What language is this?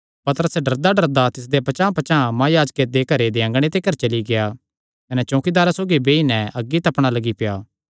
Kangri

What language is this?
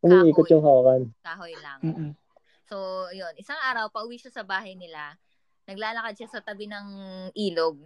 Filipino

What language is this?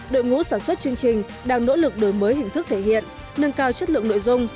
Vietnamese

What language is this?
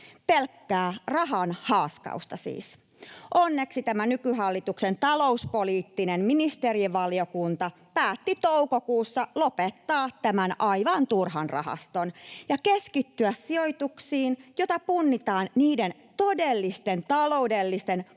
Finnish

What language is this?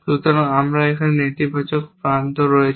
Bangla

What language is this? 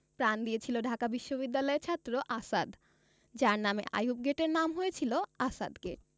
Bangla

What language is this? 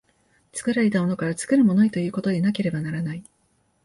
Japanese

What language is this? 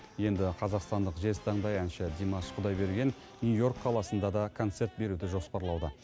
Kazakh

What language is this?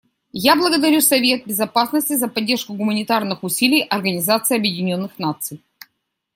Russian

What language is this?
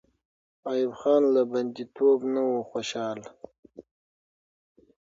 Pashto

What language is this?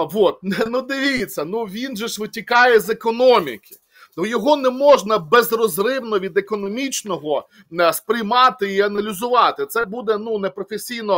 Ukrainian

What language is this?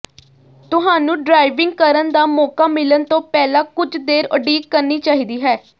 Punjabi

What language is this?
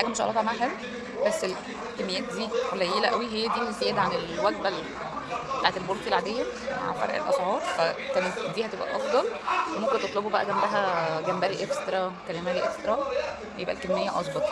Arabic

